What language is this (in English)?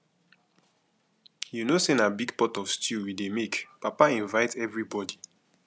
Nigerian Pidgin